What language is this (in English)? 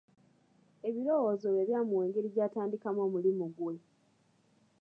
Ganda